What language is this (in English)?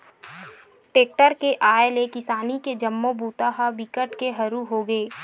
Chhattisgarhi